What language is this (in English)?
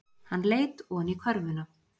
Icelandic